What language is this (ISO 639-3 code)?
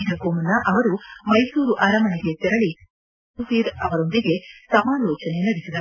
kan